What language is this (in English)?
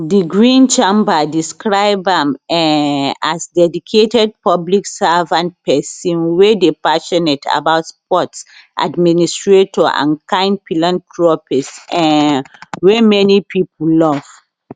Nigerian Pidgin